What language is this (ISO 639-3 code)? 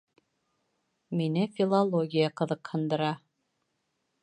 bak